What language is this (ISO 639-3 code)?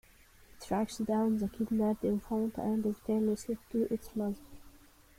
eng